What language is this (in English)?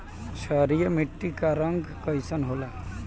Bhojpuri